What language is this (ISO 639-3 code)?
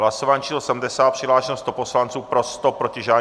ces